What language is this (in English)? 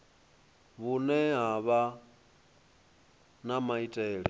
Venda